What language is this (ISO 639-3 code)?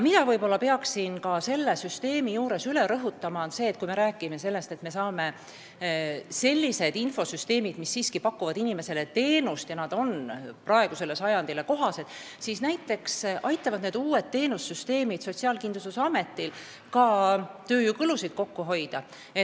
est